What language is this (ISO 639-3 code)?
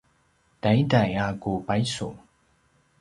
pwn